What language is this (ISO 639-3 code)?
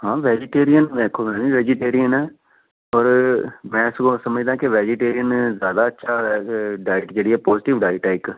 pan